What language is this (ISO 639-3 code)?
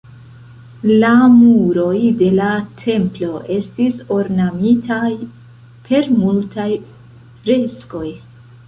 epo